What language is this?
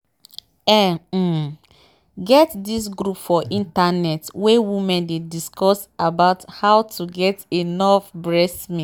Nigerian Pidgin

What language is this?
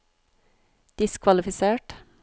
Norwegian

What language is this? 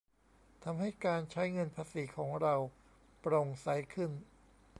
Thai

